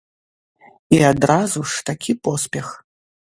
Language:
Belarusian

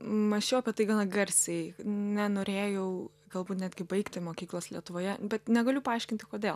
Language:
Lithuanian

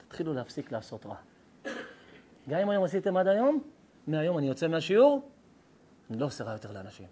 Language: Hebrew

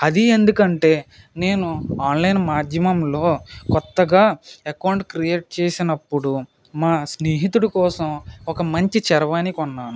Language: Telugu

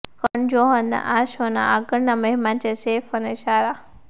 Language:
Gujarati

